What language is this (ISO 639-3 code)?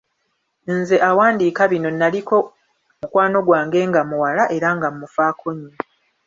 lug